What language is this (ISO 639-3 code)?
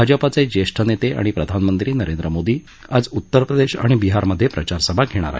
mar